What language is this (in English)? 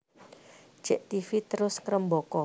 Javanese